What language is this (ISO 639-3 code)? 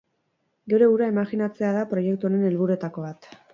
eus